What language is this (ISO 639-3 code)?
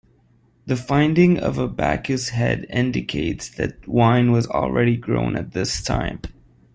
eng